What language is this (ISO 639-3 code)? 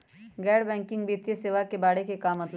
mag